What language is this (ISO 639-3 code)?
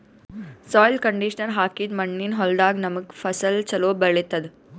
kan